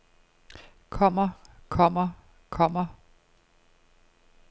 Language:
Danish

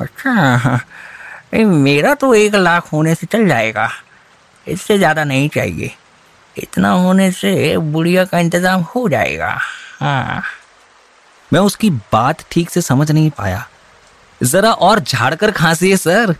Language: Hindi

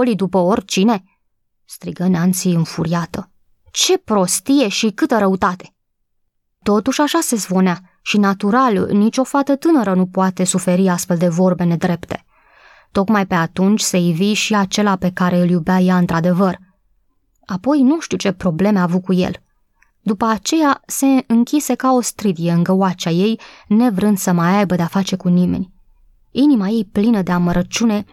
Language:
Romanian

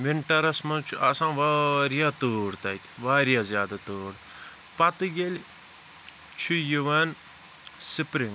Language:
Kashmiri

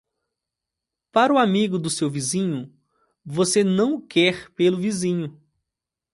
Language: Portuguese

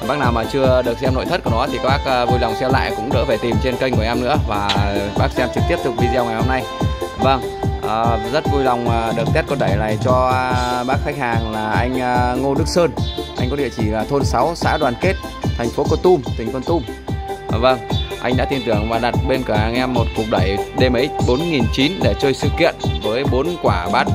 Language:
Vietnamese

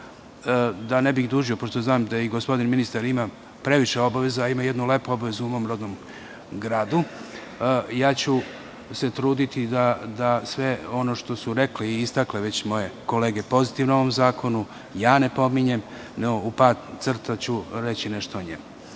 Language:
Serbian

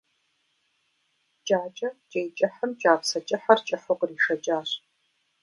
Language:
Kabardian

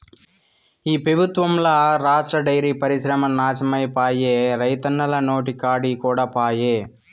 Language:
Telugu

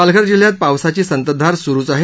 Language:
Marathi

